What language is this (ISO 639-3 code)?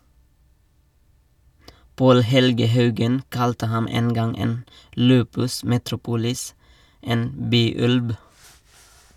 nor